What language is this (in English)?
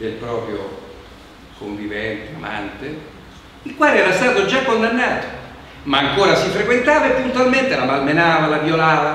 Italian